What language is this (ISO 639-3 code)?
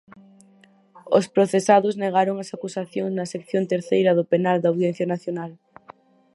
glg